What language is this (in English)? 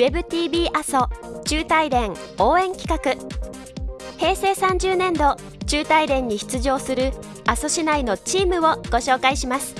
Japanese